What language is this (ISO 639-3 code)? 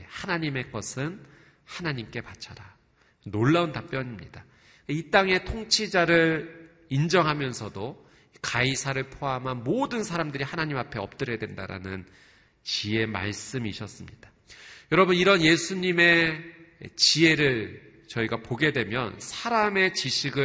kor